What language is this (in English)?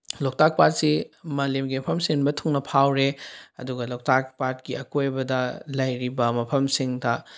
Manipuri